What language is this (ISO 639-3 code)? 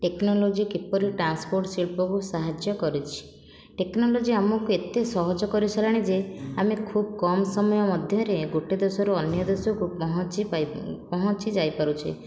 ori